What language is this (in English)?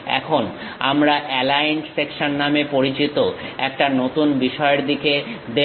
Bangla